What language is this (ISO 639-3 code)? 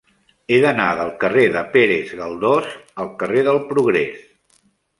cat